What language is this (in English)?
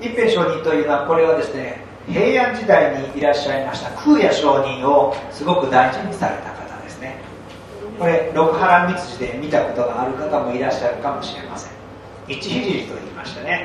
Japanese